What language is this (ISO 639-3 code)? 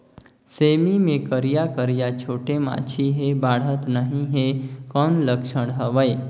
hne